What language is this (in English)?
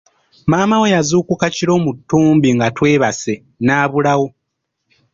Ganda